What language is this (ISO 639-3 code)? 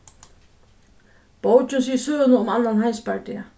fao